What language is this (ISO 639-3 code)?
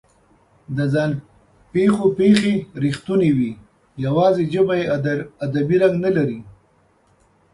pus